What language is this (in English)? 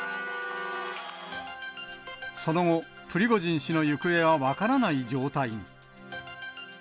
Japanese